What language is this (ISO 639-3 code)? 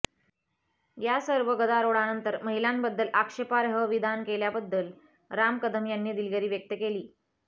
mar